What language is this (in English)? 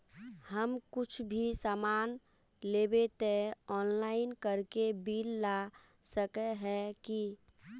Magahi